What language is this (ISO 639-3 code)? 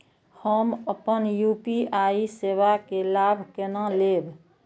mai